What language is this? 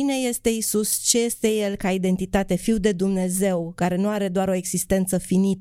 Romanian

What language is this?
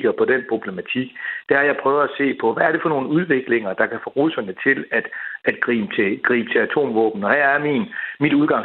Danish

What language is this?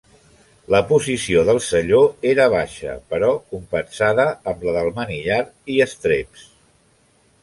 Catalan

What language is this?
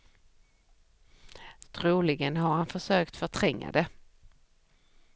Swedish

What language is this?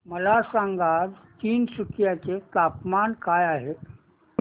Marathi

